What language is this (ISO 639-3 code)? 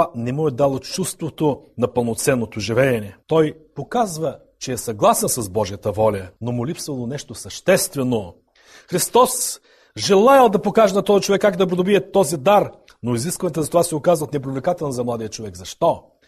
bul